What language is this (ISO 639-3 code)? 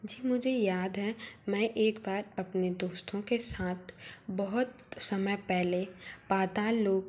hin